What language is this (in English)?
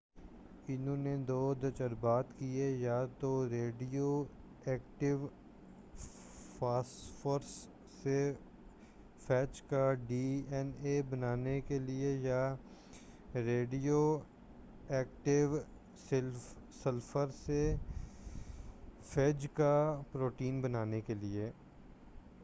Urdu